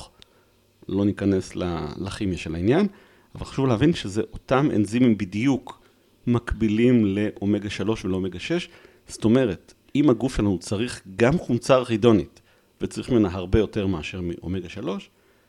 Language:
Hebrew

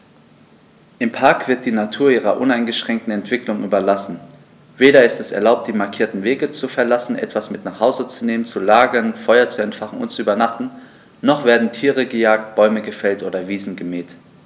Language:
German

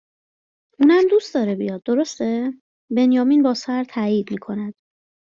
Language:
Persian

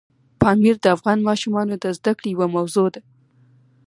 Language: Pashto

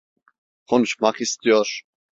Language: Turkish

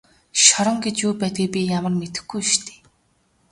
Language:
Mongolian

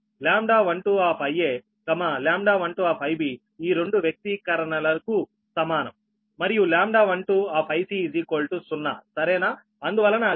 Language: Telugu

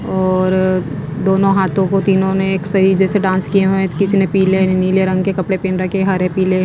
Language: Hindi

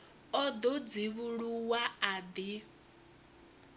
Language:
Venda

